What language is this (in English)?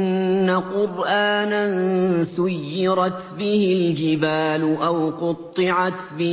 Arabic